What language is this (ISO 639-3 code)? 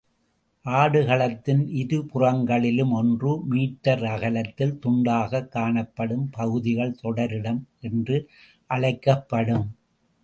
tam